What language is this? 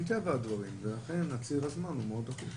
Hebrew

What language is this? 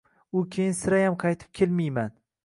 Uzbek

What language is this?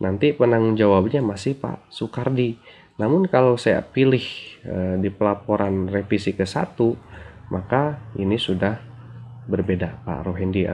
Indonesian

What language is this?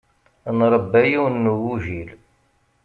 Kabyle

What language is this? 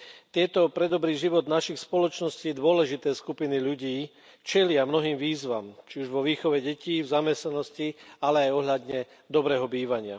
Slovak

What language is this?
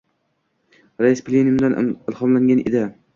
Uzbek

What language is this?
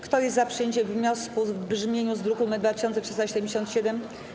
Polish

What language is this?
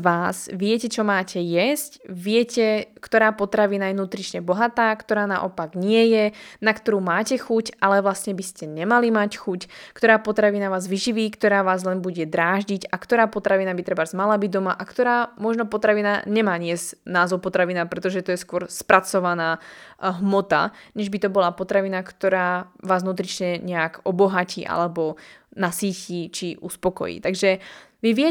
Slovak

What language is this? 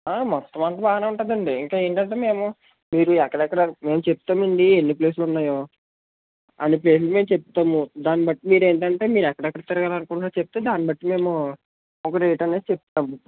Telugu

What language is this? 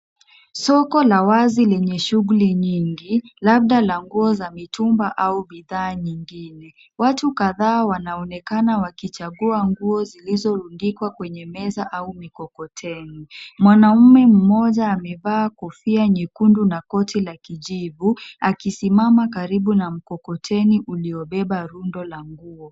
Swahili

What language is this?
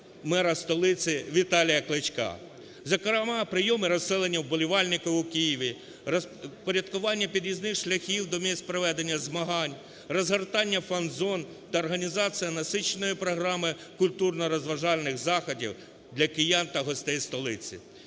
Ukrainian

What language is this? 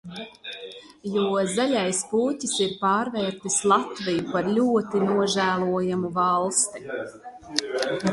Latvian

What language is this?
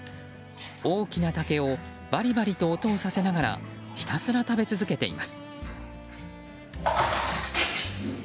Japanese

